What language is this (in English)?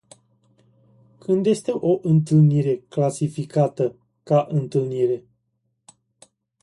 Romanian